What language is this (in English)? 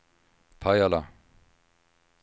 Swedish